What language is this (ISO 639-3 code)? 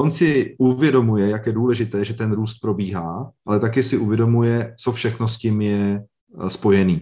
ces